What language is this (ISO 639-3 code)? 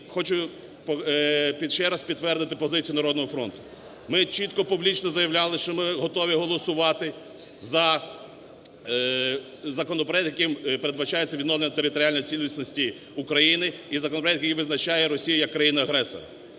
ukr